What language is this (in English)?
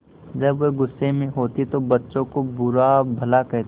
Hindi